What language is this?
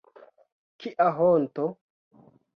Esperanto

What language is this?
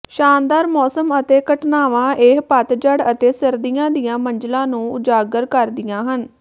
Punjabi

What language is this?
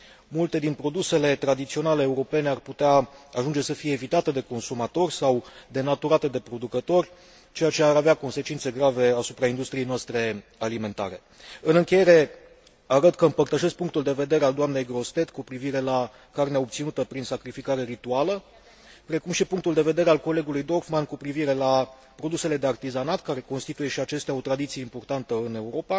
Romanian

